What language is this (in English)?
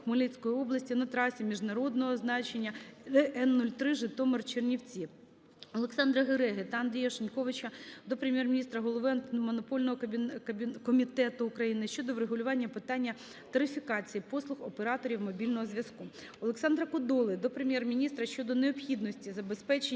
Ukrainian